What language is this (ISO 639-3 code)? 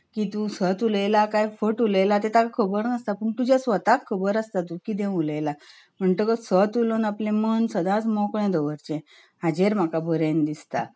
kok